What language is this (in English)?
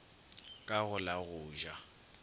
Northern Sotho